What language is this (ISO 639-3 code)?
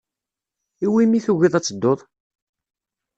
kab